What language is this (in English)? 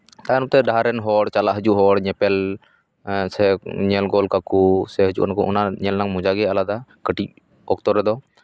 Santali